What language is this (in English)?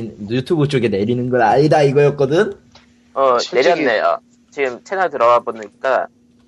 Korean